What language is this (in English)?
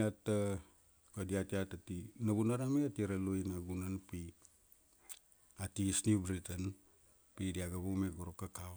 Kuanua